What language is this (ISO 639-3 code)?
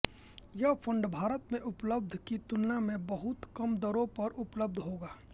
hin